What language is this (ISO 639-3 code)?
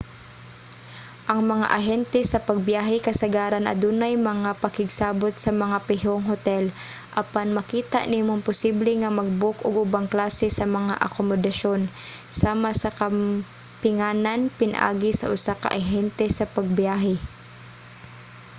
ceb